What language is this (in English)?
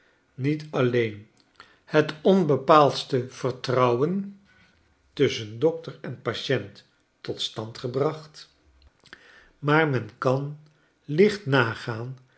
Dutch